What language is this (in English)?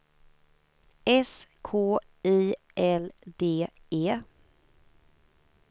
Swedish